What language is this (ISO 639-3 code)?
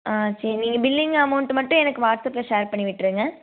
tam